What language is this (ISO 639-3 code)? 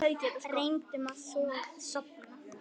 isl